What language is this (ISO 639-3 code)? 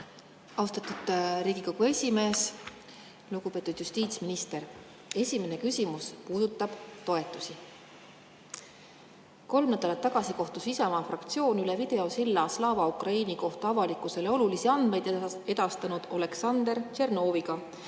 est